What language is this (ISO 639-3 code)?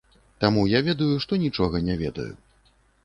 bel